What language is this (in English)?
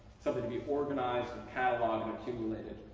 English